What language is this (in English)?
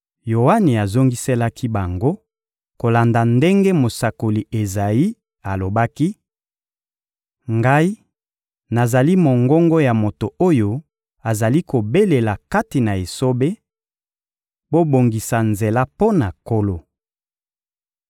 Lingala